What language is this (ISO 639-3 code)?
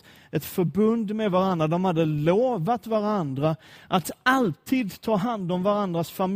swe